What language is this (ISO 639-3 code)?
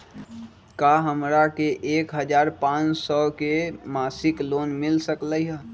mag